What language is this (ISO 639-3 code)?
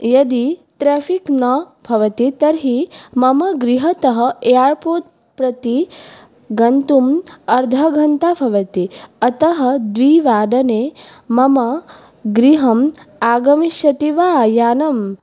san